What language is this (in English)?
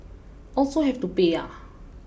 English